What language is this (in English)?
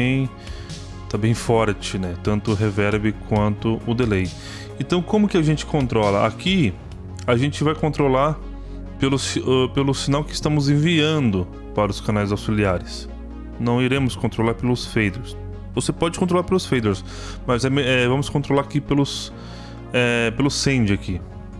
Portuguese